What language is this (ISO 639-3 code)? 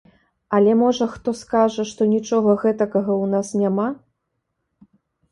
bel